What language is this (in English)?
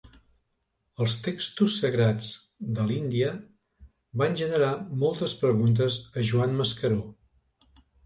Catalan